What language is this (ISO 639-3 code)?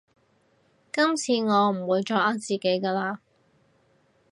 yue